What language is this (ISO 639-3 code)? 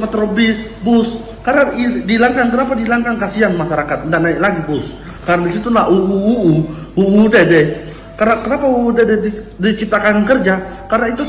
ind